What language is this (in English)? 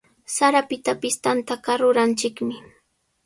Sihuas Ancash Quechua